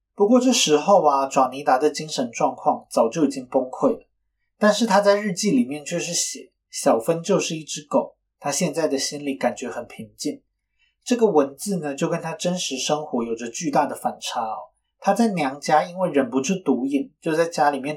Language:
Chinese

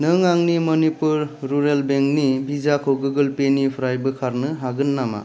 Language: Bodo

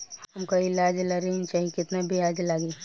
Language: Bhojpuri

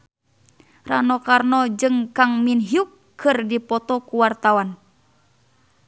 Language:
Sundanese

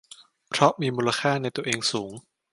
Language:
Thai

